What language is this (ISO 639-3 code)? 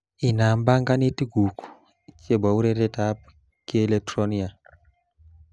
kln